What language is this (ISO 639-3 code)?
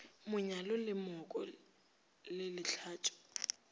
nso